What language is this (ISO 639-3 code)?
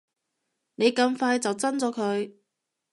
yue